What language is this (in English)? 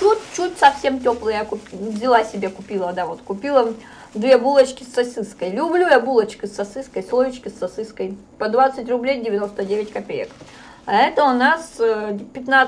Russian